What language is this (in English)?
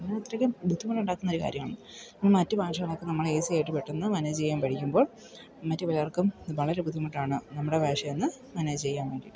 Malayalam